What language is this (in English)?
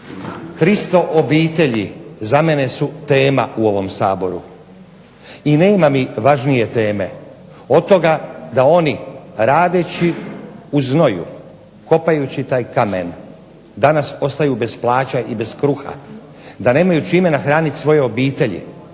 Croatian